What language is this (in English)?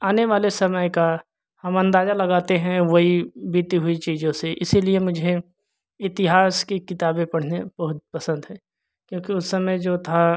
Hindi